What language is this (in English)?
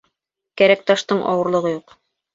Bashkir